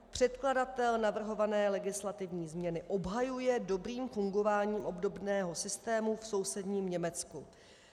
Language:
Czech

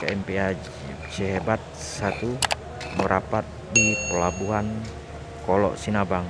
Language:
Indonesian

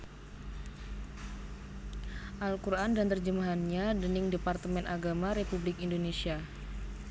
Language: Javanese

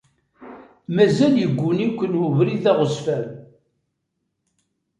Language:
Kabyle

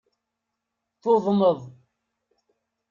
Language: Kabyle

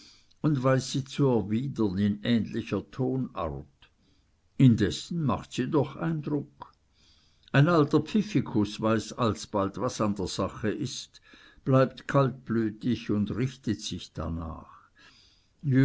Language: German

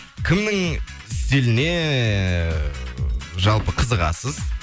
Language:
Kazakh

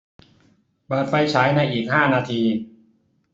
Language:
Thai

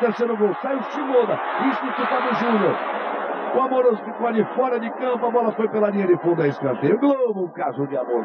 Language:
Portuguese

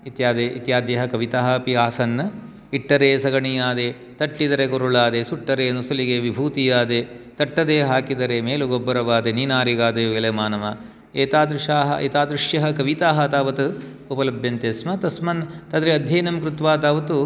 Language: Sanskrit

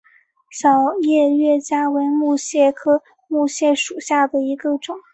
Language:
Chinese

